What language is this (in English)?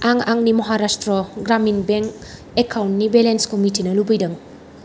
Bodo